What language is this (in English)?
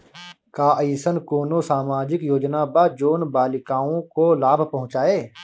Bhojpuri